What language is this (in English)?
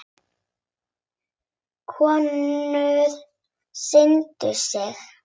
Icelandic